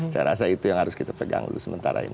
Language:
Indonesian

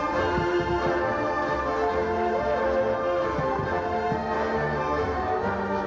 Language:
Thai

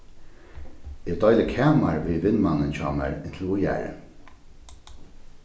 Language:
Faroese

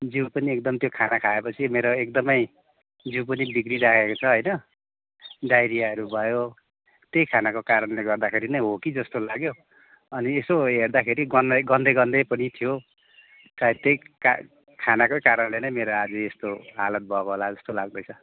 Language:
Nepali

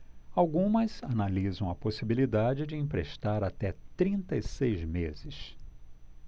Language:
Portuguese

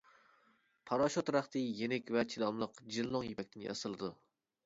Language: Uyghur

